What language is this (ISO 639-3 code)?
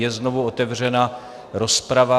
ces